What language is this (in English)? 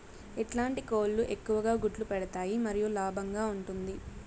Telugu